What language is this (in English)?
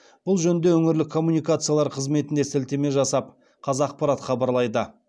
Kazakh